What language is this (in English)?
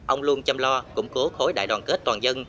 Vietnamese